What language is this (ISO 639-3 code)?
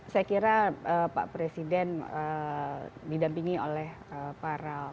ind